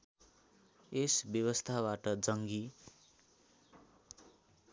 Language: Nepali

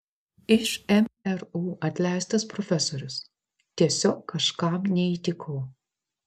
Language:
Lithuanian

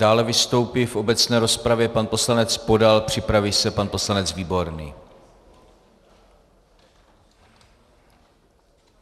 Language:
Czech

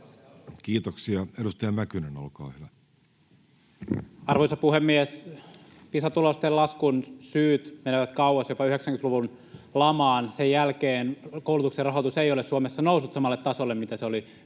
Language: Finnish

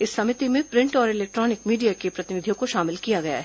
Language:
Hindi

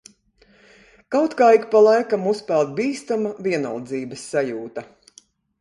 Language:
Latvian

